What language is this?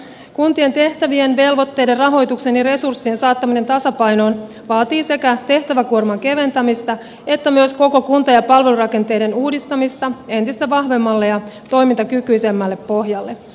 Finnish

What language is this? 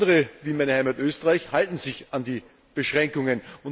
German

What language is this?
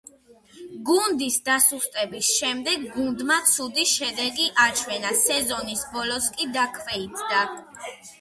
Georgian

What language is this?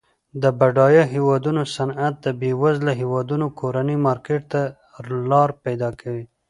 Pashto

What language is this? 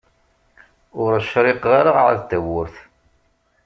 Kabyle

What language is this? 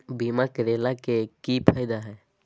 Magahi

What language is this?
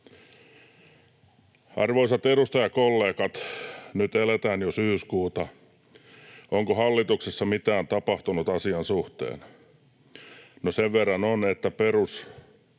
Finnish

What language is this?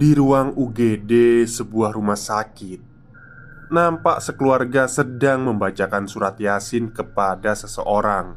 Indonesian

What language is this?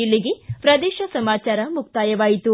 Kannada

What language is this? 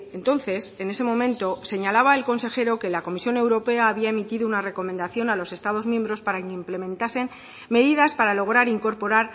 Spanish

